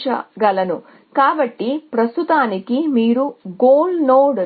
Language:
Telugu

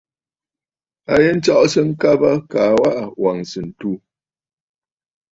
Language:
Bafut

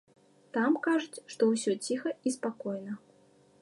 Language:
Belarusian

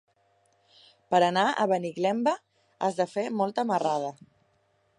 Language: Catalan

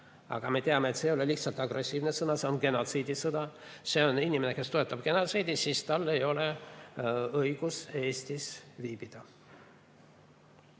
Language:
Estonian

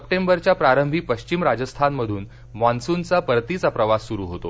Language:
Marathi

